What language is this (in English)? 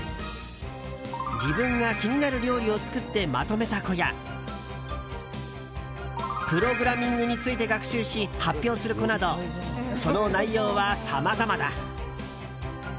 Japanese